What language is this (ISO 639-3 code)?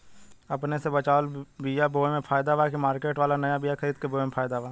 bho